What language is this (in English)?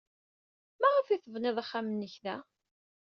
Kabyle